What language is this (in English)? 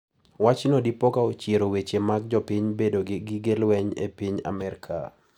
Luo (Kenya and Tanzania)